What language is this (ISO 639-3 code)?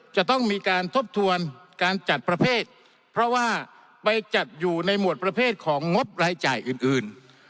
tha